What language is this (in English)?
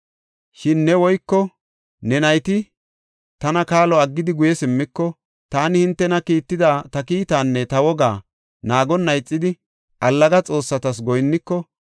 Gofa